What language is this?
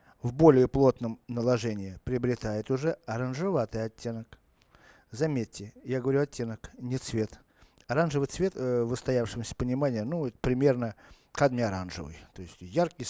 Russian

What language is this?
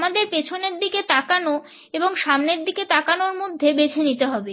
Bangla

